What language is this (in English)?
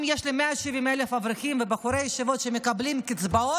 Hebrew